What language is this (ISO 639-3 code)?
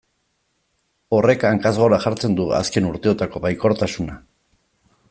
eus